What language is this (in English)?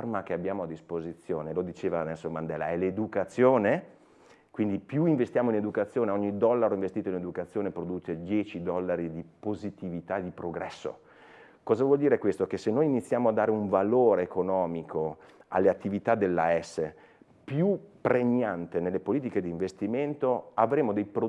Italian